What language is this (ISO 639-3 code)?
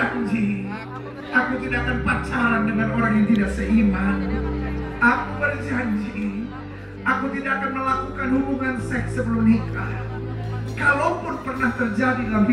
ind